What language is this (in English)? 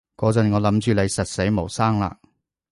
Cantonese